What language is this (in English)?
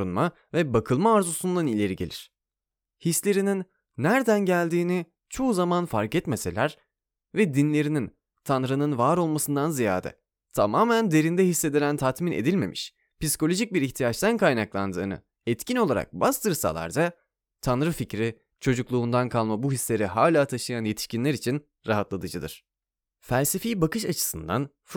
Turkish